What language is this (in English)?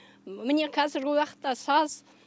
Kazakh